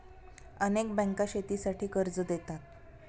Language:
Marathi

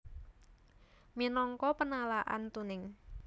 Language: Javanese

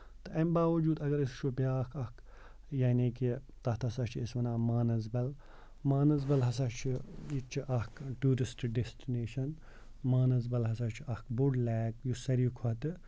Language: Kashmiri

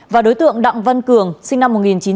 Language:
Vietnamese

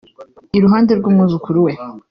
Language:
Kinyarwanda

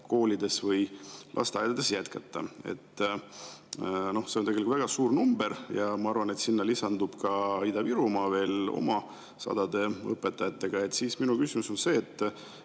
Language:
Estonian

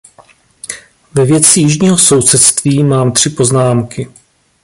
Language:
Czech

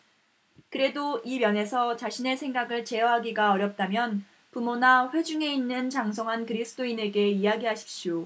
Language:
Korean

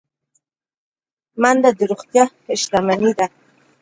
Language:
Pashto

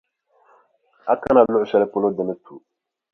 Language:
Dagbani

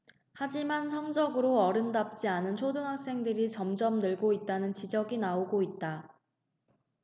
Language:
Korean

